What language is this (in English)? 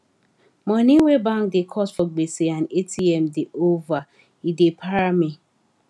Nigerian Pidgin